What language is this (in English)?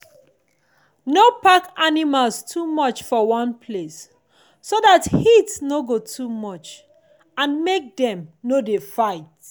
Nigerian Pidgin